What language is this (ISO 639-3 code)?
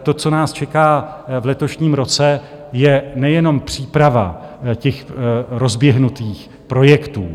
ces